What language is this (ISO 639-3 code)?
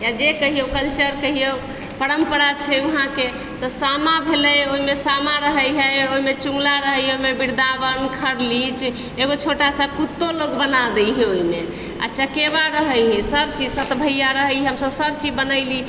mai